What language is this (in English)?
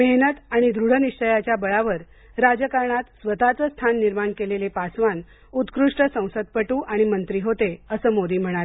Marathi